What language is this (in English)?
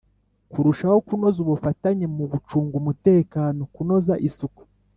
Kinyarwanda